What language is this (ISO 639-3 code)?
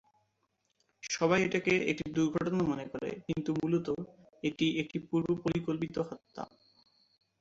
ben